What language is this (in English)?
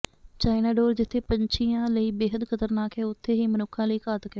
Punjabi